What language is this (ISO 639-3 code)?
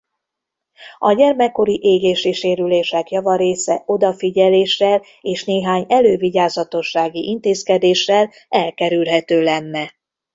hun